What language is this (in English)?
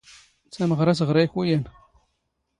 Standard Moroccan Tamazight